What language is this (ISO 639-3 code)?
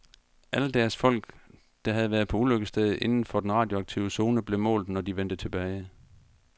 dan